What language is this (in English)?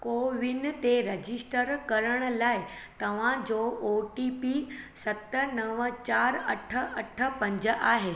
Sindhi